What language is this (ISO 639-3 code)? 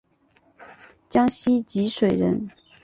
zho